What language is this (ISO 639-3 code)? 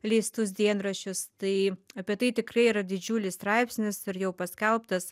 lit